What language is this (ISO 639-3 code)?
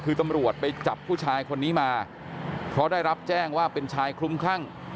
tha